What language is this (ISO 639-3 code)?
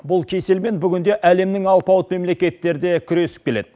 kaz